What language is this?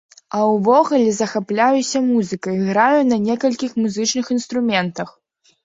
Belarusian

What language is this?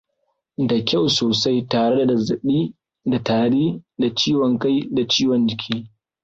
Hausa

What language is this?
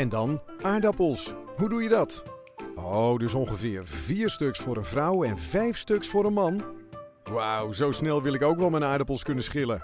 Dutch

